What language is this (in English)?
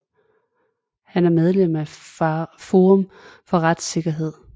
Danish